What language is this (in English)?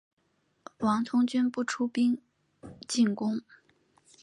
Chinese